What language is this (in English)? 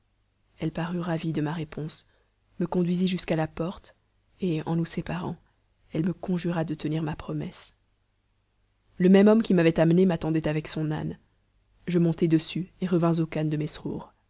French